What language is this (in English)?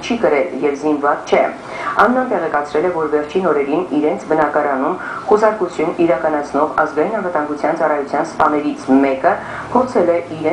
Romanian